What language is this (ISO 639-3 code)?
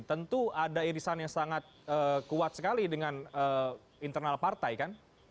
ind